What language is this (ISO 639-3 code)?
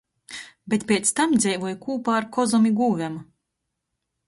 ltg